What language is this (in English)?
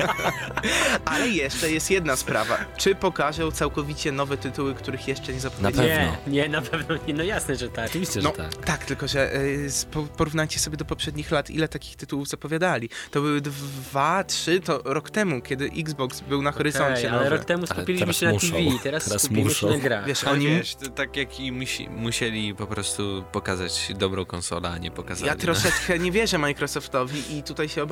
Polish